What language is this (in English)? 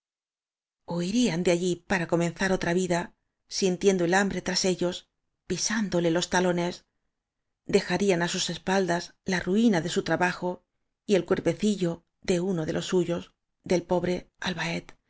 Spanish